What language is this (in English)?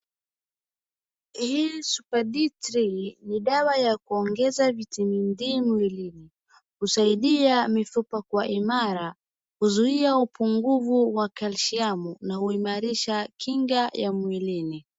Swahili